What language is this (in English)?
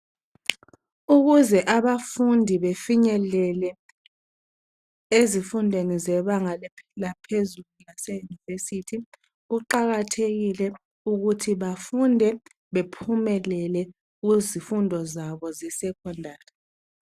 North Ndebele